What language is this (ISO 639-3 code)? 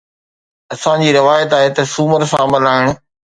snd